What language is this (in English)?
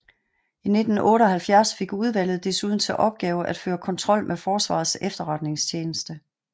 Danish